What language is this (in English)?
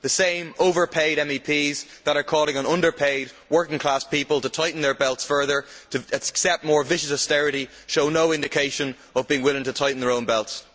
English